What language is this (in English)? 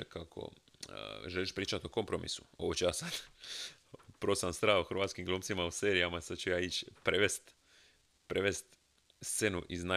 Croatian